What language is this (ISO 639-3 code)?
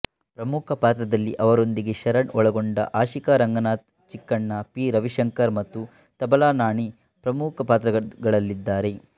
kan